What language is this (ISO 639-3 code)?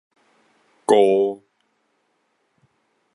nan